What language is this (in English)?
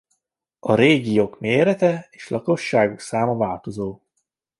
Hungarian